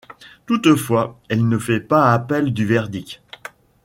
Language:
French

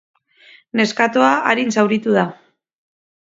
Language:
Basque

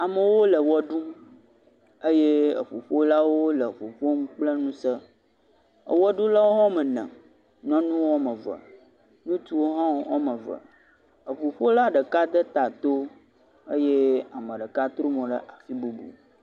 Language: Ewe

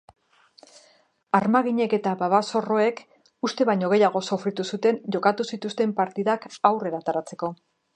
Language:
Basque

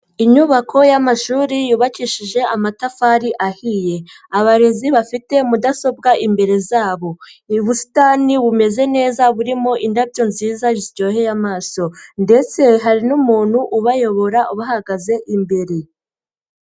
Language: Kinyarwanda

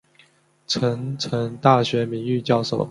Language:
Chinese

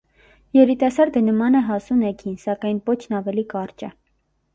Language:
Armenian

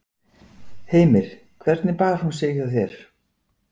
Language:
Icelandic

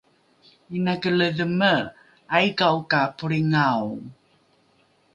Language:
Rukai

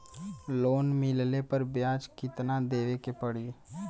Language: Bhojpuri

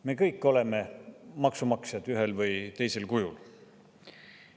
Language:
Estonian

